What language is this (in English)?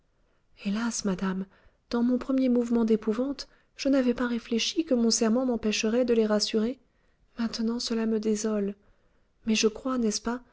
French